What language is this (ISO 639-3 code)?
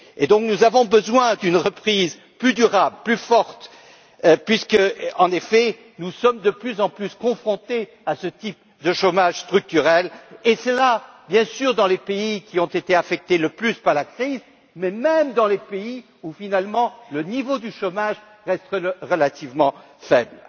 fra